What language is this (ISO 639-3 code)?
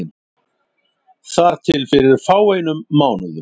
isl